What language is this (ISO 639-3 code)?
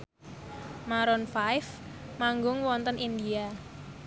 jav